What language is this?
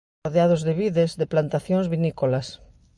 Galician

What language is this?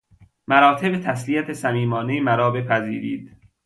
Persian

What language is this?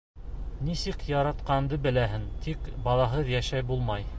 Bashkir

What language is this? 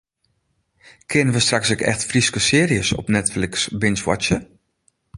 Western Frisian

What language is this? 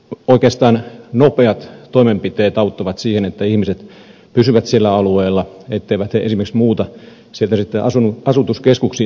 Finnish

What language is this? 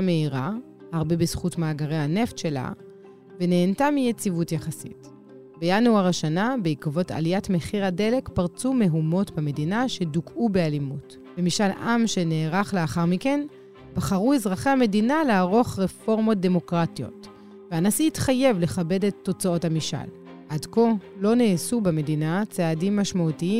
Hebrew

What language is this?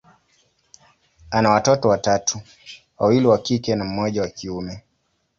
Swahili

